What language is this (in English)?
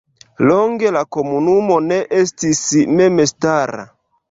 Esperanto